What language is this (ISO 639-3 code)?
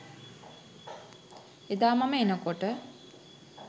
sin